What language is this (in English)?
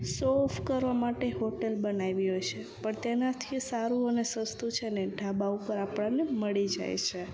Gujarati